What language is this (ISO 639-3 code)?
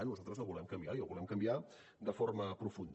cat